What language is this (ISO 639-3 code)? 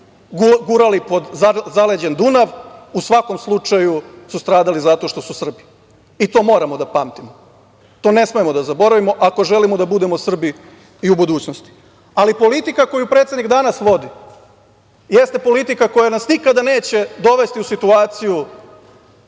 srp